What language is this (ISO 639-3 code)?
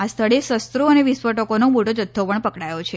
guj